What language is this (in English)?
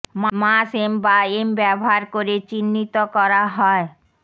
Bangla